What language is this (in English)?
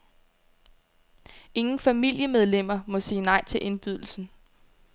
Danish